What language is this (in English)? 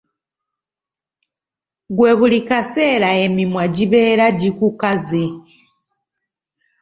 Ganda